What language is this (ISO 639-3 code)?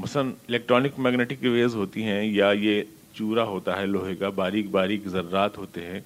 urd